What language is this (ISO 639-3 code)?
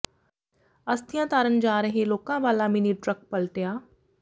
pan